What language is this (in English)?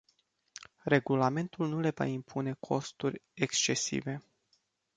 Romanian